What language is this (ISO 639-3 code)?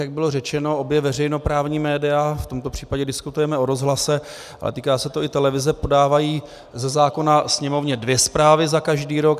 ces